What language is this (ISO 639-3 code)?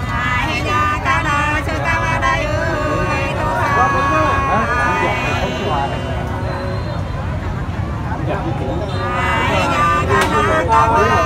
tha